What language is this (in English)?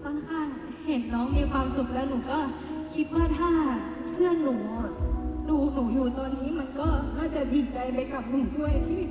Thai